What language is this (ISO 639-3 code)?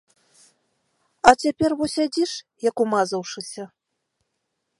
bel